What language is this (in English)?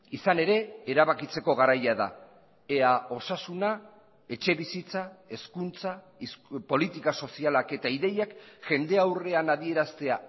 Basque